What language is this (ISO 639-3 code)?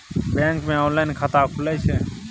mai